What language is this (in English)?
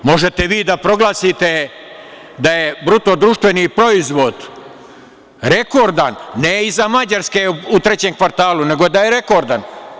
Serbian